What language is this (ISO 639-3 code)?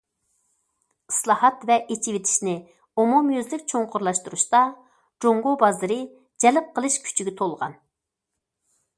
uig